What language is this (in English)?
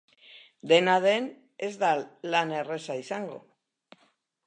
Basque